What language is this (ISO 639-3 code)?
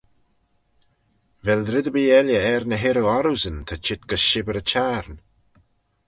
glv